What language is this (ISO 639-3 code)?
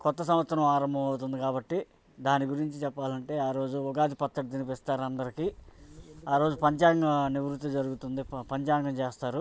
tel